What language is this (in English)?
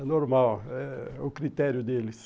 Portuguese